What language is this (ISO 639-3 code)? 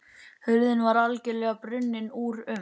isl